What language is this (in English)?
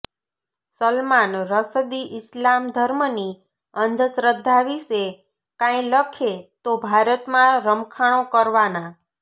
Gujarati